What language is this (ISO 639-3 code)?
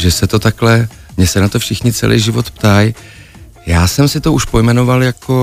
ces